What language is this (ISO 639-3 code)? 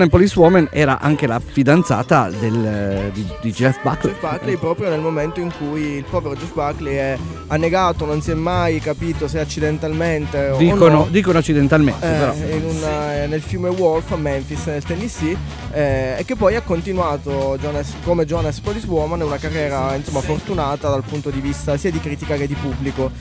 ita